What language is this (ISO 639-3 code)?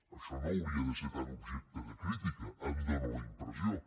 cat